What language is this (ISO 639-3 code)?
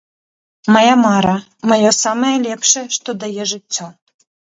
bel